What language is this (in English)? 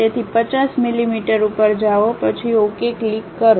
Gujarati